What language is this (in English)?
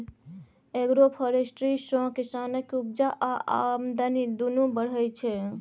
Maithili